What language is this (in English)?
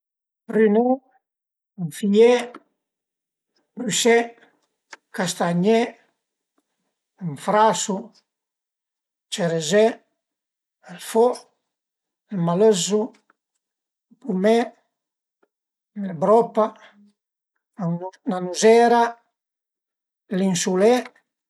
Piedmontese